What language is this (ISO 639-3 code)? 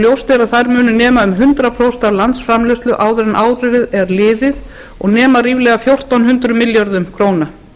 isl